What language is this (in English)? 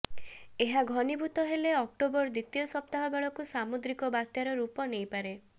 Odia